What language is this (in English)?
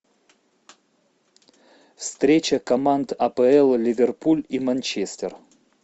Russian